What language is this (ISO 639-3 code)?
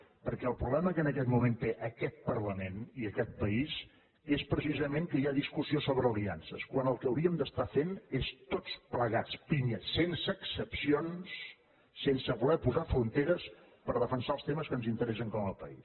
cat